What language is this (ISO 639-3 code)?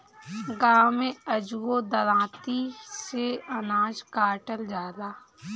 bho